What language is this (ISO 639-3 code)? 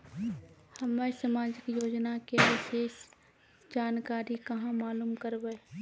mai